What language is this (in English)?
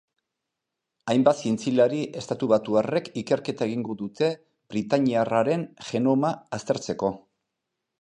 Basque